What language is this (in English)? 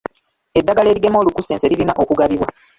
Ganda